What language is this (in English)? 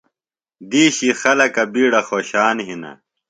Phalura